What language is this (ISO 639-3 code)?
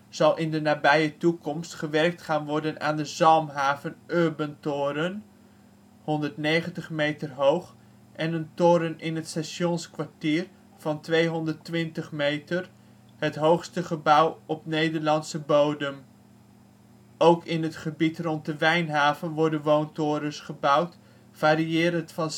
nld